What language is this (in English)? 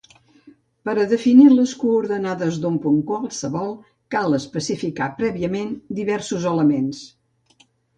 Catalan